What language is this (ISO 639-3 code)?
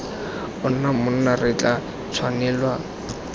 tsn